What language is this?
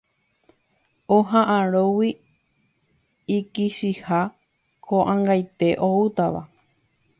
Guarani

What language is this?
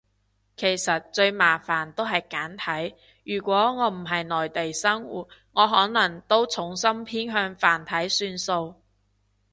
Cantonese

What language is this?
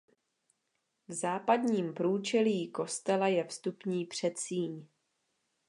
Czech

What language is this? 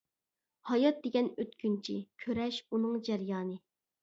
Uyghur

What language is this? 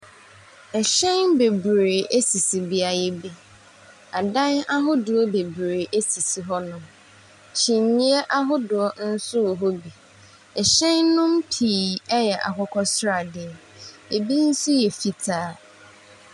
Akan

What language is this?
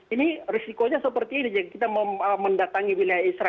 Indonesian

